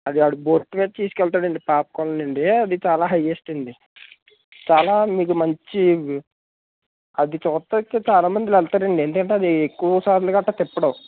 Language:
Telugu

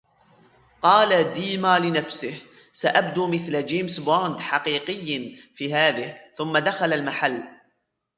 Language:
Arabic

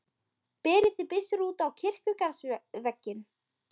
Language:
Icelandic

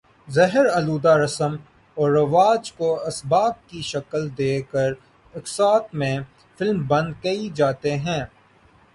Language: Urdu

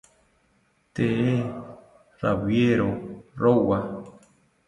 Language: South Ucayali Ashéninka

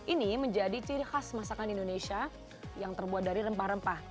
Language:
Indonesian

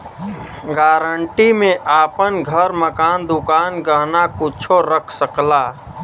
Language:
Bhojpuri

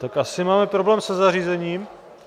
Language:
Czech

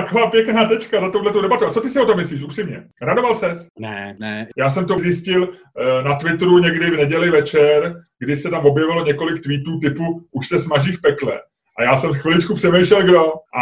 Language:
Czech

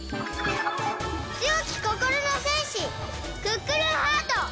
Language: Japanese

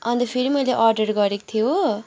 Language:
Nepali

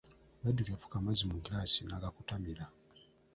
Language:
Ganda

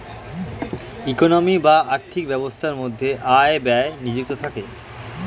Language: Bangla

